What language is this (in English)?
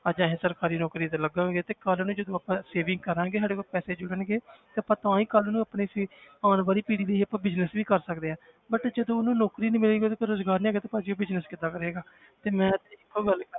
Punjabi